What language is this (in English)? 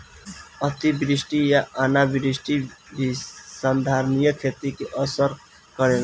Bhojpuri